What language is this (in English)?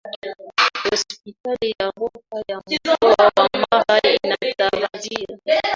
Swahili